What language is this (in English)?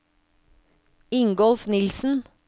Norwegian